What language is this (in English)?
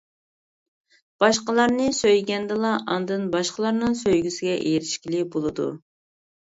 Uyghur